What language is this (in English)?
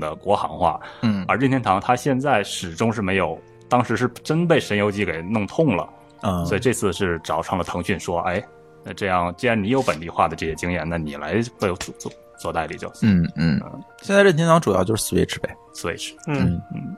Chinese